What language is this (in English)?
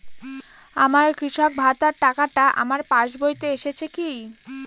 Bangla